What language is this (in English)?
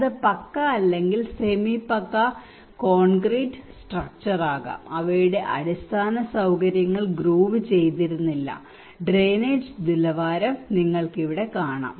Malayalam